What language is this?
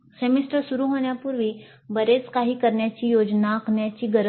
Marathi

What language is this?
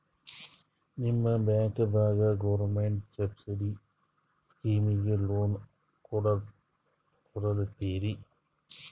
Kannada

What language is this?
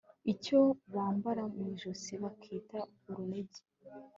Kinyarwanda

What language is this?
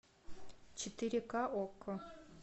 Russian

